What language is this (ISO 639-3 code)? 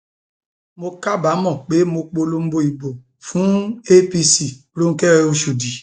yor